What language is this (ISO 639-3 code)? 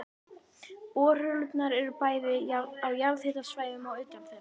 isl